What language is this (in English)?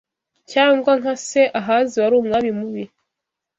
Kinyarwanda